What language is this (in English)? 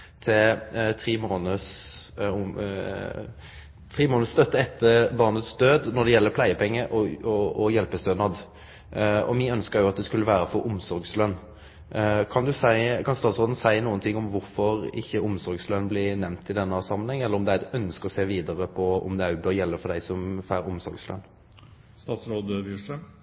Norwegian Nynorsk